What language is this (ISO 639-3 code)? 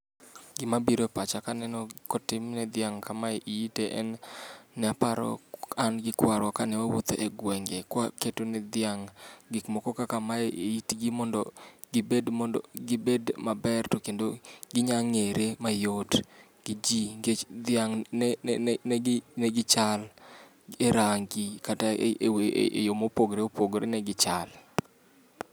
luo